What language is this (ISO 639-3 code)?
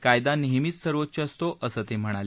mar